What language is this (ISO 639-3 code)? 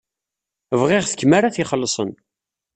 kab